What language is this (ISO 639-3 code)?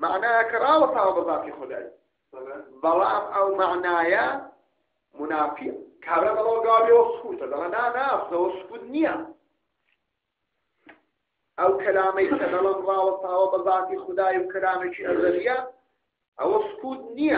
ara